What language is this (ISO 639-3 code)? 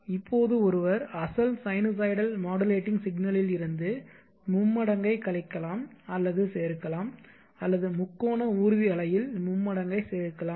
tam